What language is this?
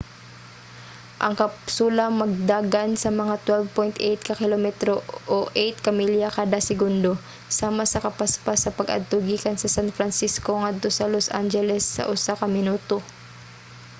Cebuano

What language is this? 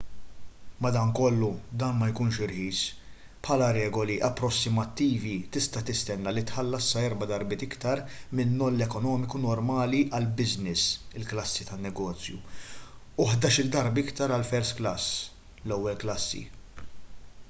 Maltese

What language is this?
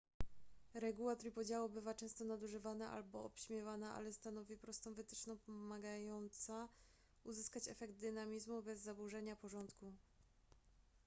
Polish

